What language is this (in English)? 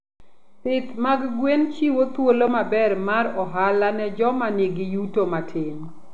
Luo (Kenya and Tanzania)